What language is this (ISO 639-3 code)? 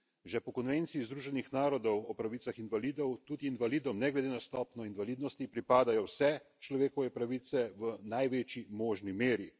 slv